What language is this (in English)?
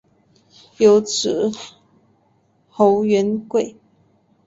Chinese